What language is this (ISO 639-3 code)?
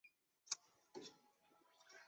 zho